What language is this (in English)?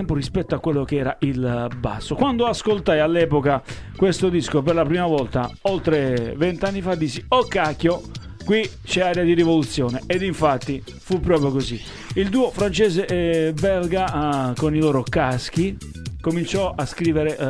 Italian